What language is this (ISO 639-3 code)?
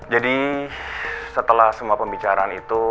ind